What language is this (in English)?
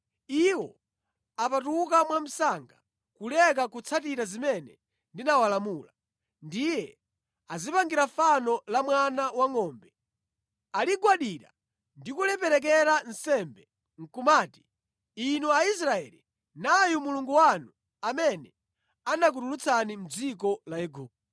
Nyanja